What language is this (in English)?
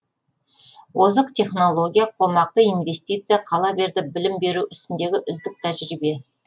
Kazakh